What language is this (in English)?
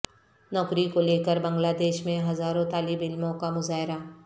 Urdu